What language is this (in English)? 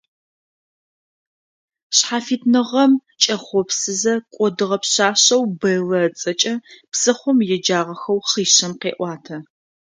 Adyghe